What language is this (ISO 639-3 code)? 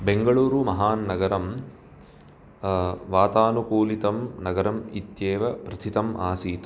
san